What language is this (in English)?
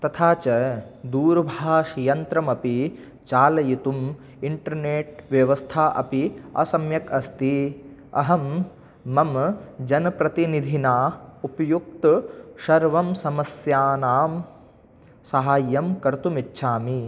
Sanskrit